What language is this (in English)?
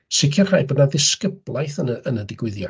Welsh